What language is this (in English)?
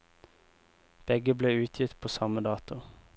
Norwegian